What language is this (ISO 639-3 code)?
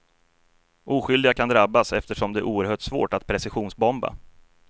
swe